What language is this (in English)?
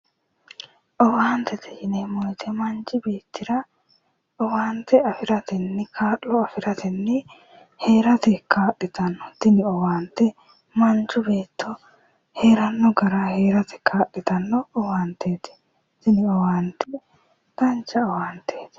Sidamo